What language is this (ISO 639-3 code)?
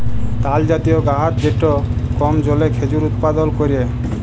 ben